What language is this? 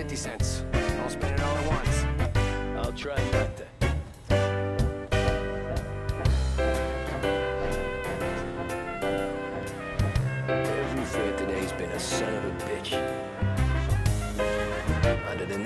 Korean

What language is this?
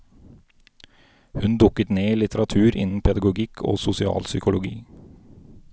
Norwegian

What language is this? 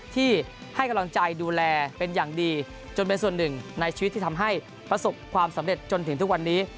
Thai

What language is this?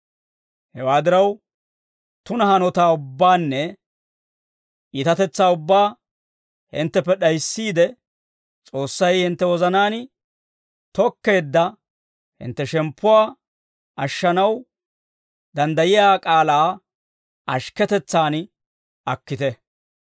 Dawro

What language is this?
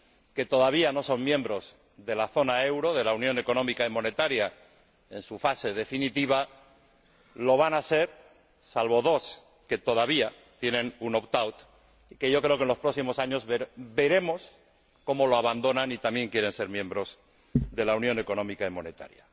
Spanish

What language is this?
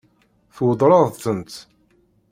Kabyle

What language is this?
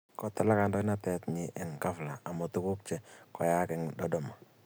Kalenjin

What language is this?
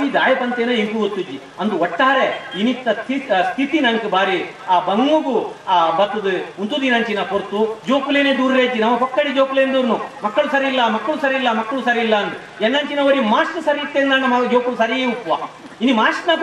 Kannada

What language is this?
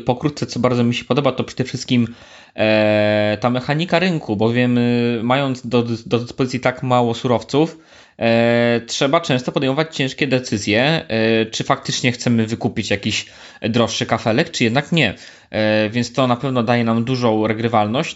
Polish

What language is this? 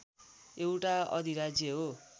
Nepali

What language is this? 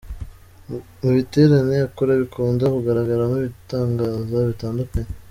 Kinyarwanda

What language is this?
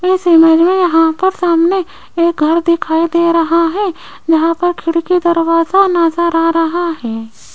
Hindi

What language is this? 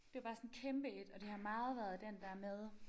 Danish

